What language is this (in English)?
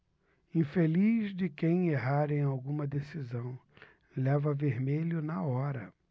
Portuguese